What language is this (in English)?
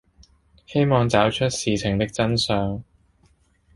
Cantonese